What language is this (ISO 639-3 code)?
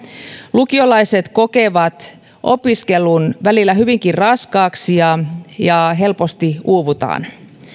fin